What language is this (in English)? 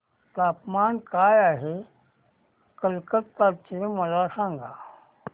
Marathi